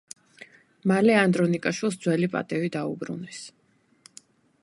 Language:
Georgian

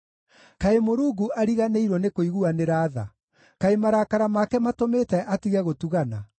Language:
Kikuyu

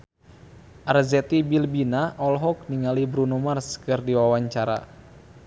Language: Sundanese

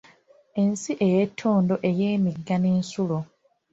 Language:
Ganda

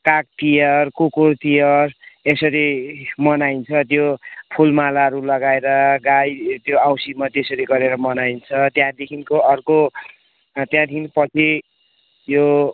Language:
Nepali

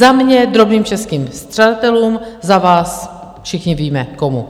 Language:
Czech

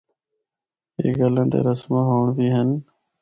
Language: Northern Hindko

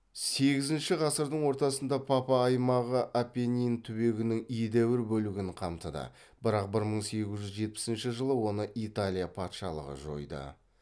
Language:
Kazakh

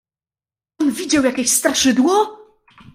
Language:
Polish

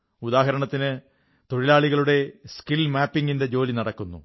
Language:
Malayalam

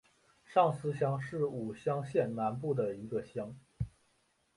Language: Chinese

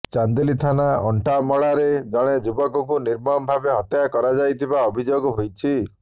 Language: Odia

